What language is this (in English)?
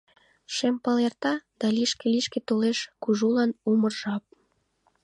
Mari